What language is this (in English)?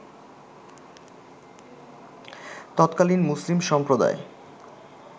Bangla